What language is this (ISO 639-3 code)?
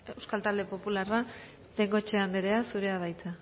eus